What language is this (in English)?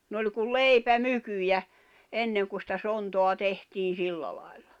Finnish